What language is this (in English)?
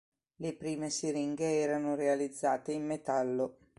Italian